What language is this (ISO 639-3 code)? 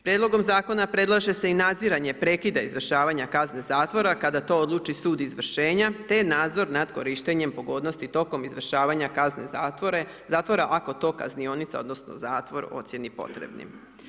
hrv